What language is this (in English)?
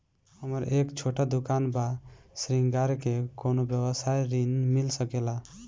Bhojpuri